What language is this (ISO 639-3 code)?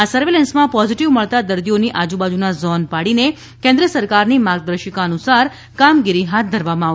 guj